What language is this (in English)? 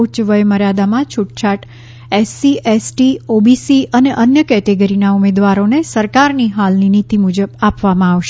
Gujarati